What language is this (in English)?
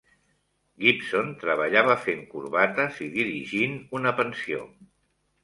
Catalan